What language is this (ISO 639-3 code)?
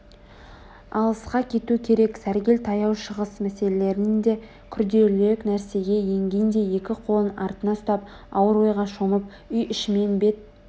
kaz